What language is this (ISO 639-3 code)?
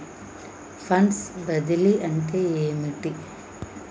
tel